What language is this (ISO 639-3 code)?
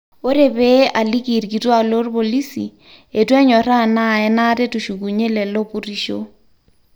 mas